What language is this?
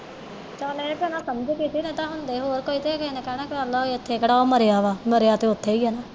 Punjabi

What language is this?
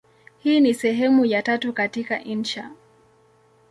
Swahili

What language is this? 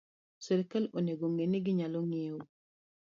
Luo (Kenya and Tanzania)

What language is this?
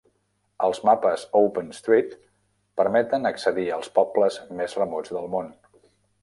Catalan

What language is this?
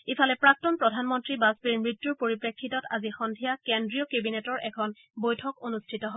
Assamese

